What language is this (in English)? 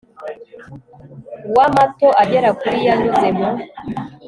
Kinyarwanda